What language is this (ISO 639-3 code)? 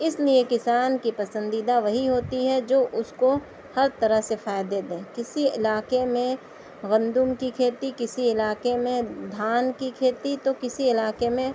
urd